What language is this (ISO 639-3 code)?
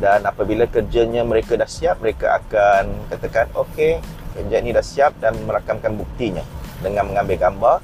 msa